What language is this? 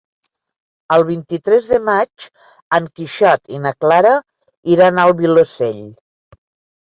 Catalan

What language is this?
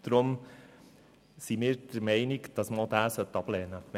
Swiss German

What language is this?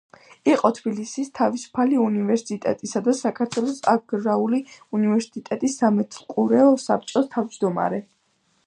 Georgian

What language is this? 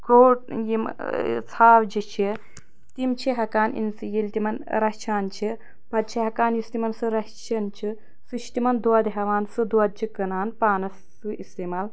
Kashmiri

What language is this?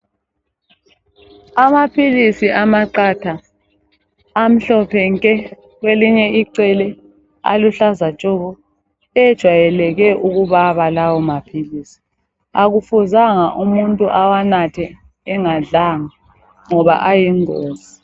North Ndebele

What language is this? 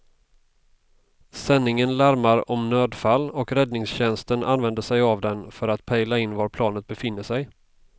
Swedish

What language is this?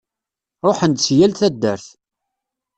Kabyle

